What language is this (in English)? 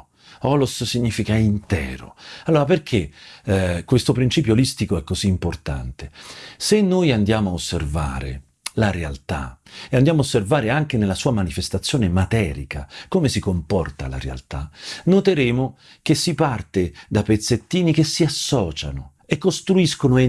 Italian